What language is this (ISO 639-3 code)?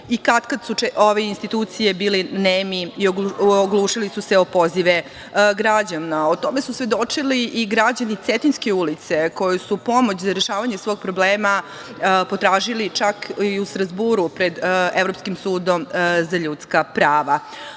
srp